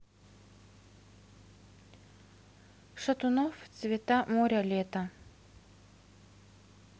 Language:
Russian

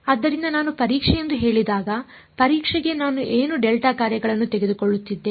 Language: Kannada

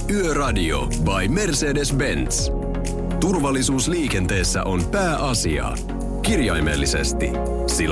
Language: Finnish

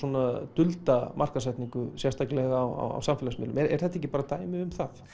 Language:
Icelandic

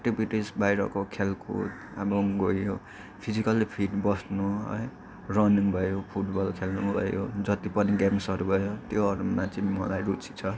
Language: Nepali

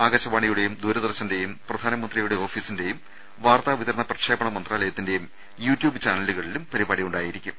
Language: Malayalam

